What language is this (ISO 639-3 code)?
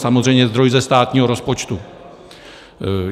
ces